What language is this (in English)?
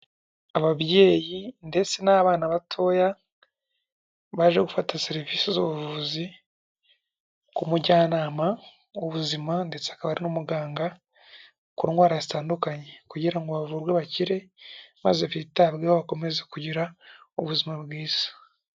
Kinyarwanda